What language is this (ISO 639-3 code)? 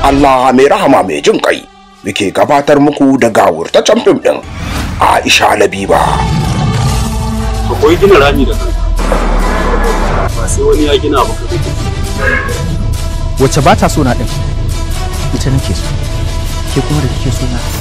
ara